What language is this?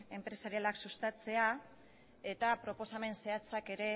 Basque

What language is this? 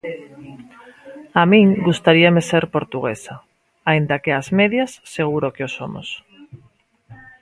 Galician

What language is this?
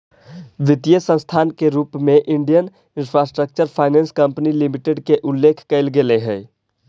Magahi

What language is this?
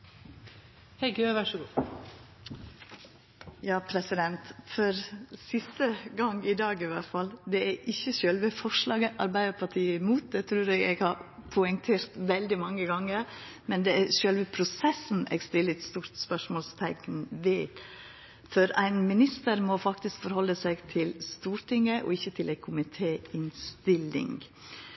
Norwegian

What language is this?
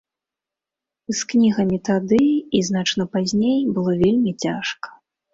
Belarusian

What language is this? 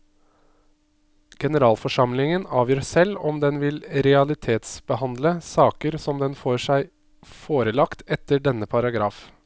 Norwegian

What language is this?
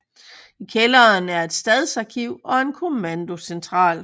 Danish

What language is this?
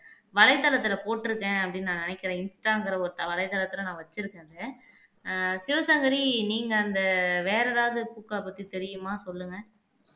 Tamil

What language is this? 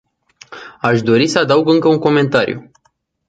Romanian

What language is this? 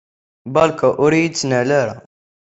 Kabyle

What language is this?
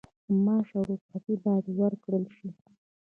Pashto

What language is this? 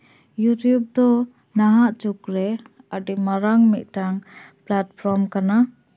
Santali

